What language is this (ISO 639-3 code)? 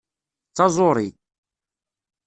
kab